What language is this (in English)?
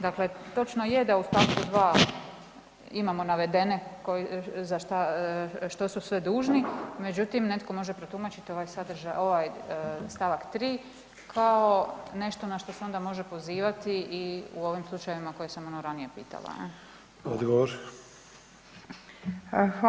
Croatian